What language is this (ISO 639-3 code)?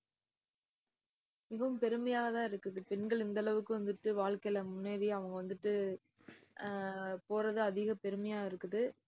tam